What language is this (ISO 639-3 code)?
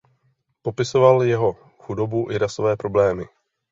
ces